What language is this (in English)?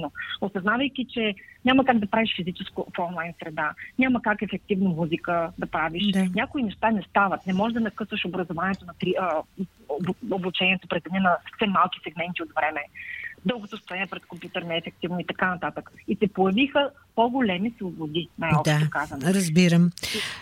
Bulgarian